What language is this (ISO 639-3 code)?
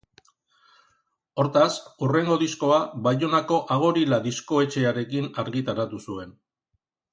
eus